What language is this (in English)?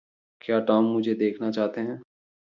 Hindi